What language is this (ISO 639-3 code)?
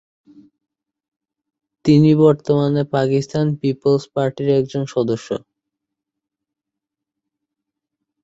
ben